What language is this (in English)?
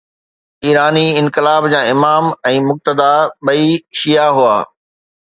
Sindhi